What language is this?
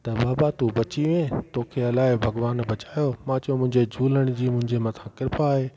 Sindhi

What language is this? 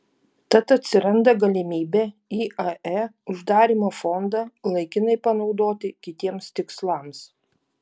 Lithuanian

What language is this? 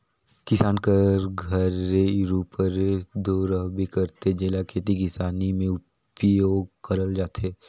Chhattisgarhi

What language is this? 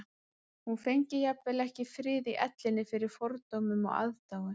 Icelandic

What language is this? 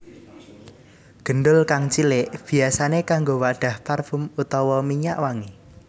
Javanese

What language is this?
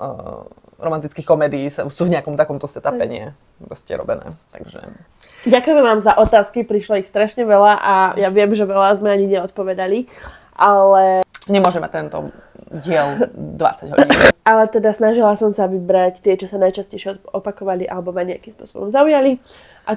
Slovak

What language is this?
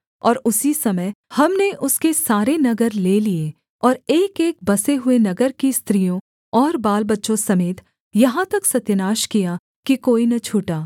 Hindi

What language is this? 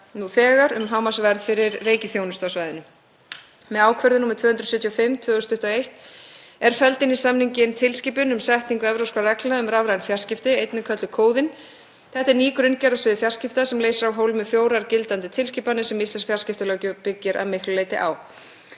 Icelandic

